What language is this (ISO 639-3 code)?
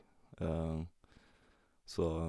nor